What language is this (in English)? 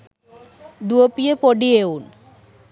Sinhala